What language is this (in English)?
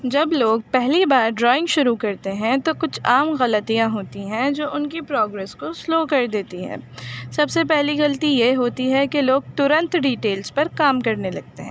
Urdu